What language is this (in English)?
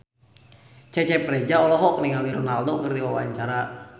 Sundanese